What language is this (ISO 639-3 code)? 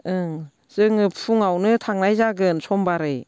brx